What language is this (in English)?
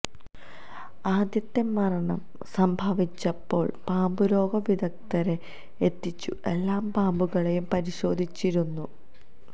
Malayalam